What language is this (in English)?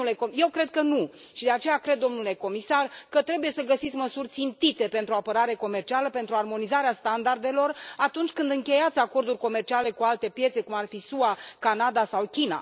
Romanian